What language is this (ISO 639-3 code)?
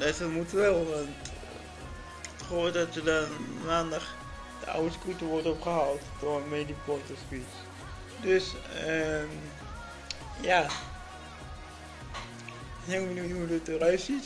nld